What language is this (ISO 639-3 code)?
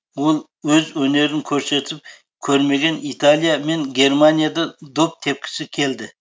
kaz